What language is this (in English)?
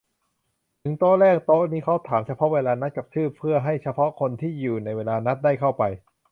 Thai